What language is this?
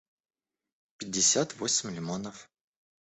Russian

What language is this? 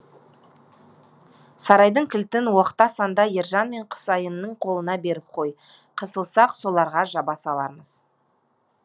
Kazakh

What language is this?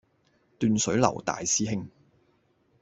Cantonese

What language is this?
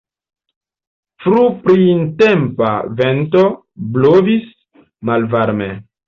Esperanto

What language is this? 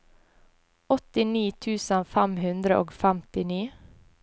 Norwegian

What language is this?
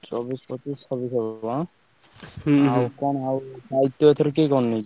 Odia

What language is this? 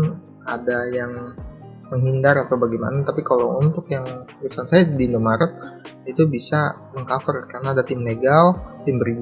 Indonesian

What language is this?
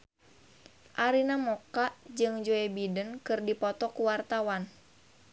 Sundanese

